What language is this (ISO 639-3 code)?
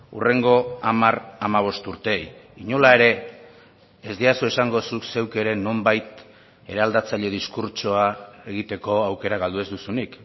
eus